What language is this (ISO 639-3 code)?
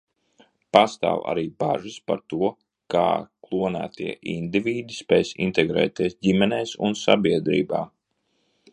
lav